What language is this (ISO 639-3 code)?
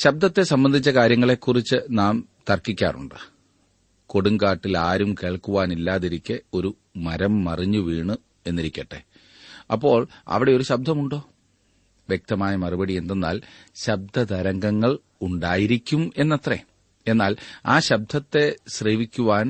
mal